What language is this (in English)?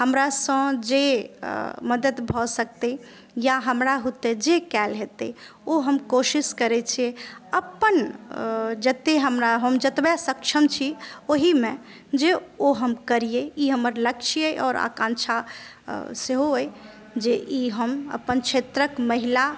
Maithili